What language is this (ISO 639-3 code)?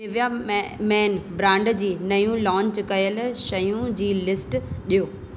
snd